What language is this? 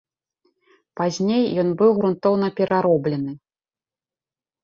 Belarusian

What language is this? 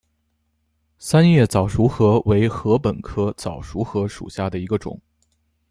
Chinese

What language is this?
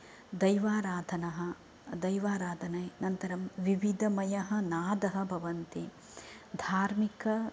Sanskrit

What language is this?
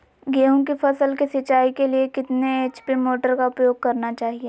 Magahi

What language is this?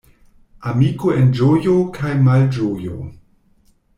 Esperanto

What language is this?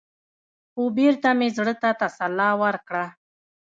Pashto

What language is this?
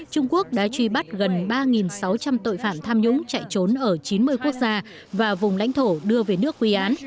Vietnamese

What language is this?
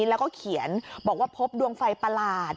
Thai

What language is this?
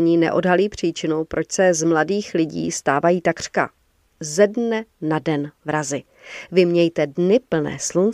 Czech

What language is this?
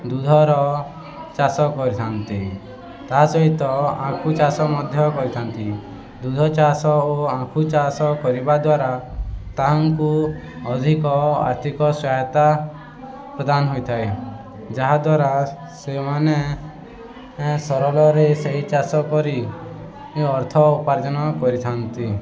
Odia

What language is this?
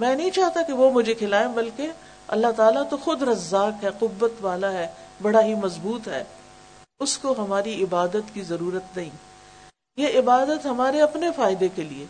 Urdu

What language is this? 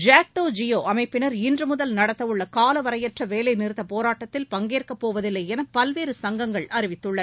Tamil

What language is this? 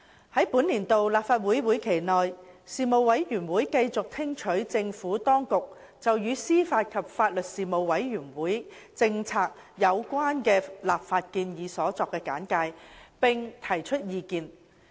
Cantonese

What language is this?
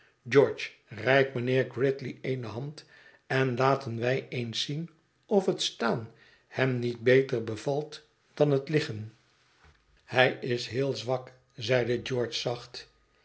Dutch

